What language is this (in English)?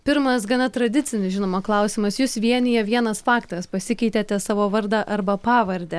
Lithuanian